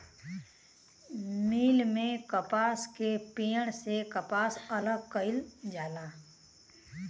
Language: Bhojpuri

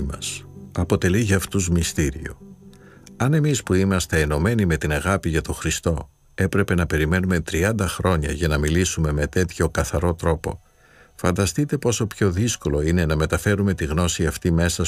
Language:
Greek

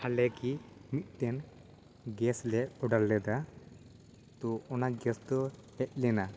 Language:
Santali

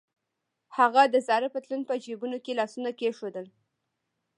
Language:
Pashto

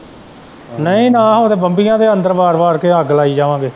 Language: Punjabi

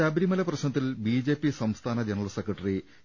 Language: Malayalam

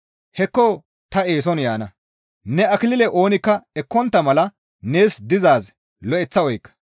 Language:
Gamo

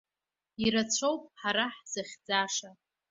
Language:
Abkhazian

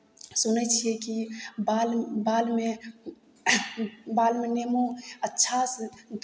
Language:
Maithili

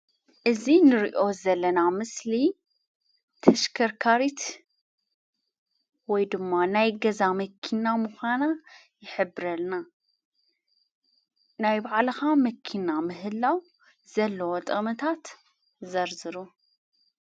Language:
Tigrinya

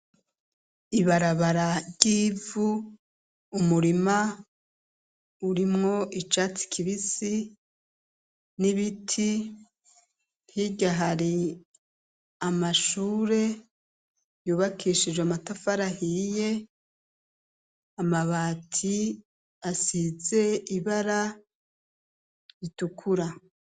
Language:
Rundi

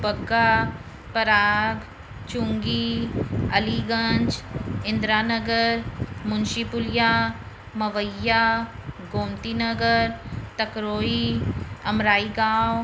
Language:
Sindhi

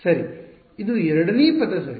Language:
Kannada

